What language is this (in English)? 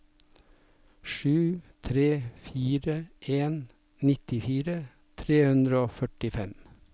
Norwegian